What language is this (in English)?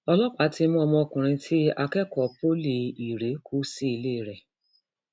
Yoruba